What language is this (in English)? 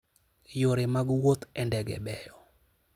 Luo (Kenya and Tanzania)